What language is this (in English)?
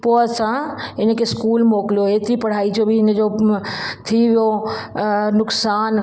Sindhi